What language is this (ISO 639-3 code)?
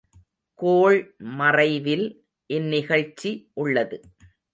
tam